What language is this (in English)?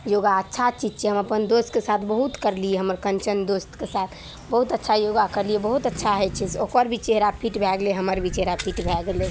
Maithili